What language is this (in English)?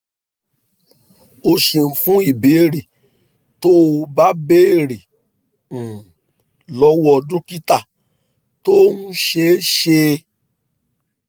Yoruba